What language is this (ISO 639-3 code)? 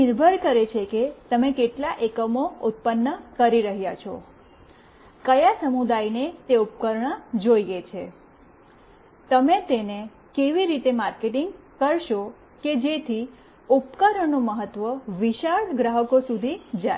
guj